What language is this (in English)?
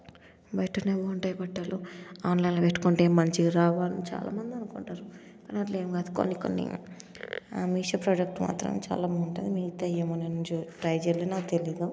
Telugu